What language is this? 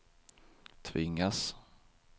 Swedish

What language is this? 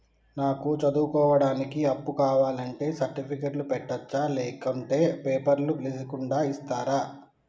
Telugu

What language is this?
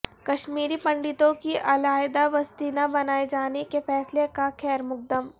Urdu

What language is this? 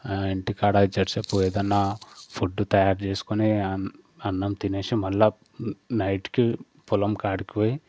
Telugu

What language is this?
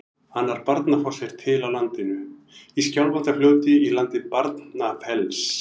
Icelandic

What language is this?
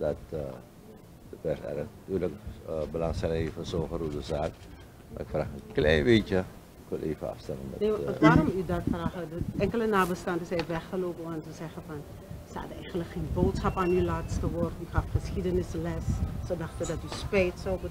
Dutch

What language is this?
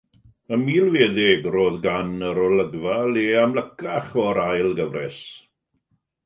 Welsh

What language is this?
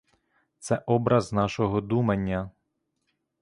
Ukrainian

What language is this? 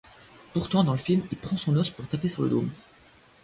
French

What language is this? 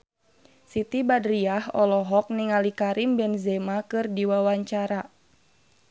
Sundanese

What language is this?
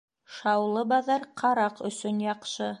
Bashkir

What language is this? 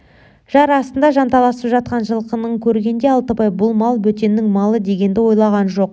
Kazakh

